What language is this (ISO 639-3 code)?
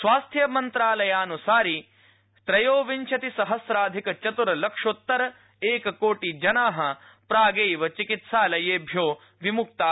san